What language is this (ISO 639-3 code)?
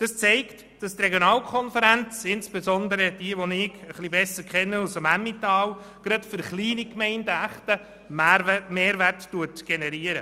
gsw